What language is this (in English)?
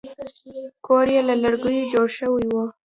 Pashto